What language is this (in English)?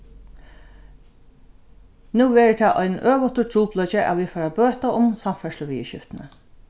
Faroese